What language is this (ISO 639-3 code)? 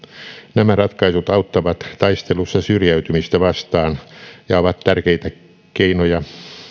fin